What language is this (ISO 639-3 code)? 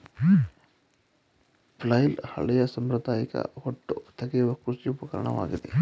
kan